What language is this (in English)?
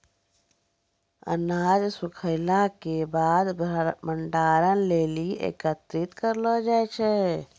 Maithili